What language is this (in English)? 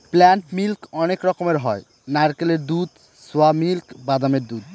Bangla